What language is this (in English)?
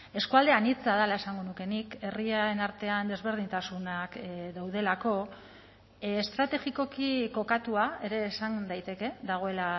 Basque